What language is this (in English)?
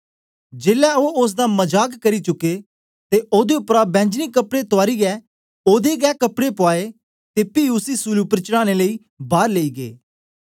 Dogri